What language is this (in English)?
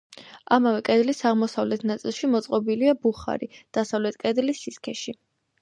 Georgian